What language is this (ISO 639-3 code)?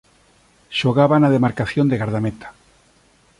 glg